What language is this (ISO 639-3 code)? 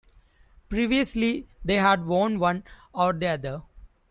eng